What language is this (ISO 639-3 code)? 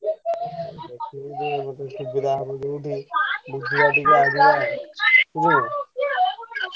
ori